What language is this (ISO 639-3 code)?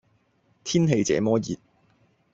yue